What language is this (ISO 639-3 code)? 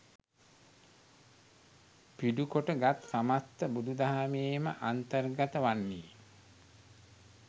sin